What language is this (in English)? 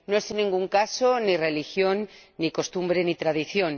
Spanish